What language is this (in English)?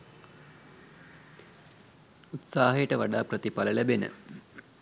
Sinhala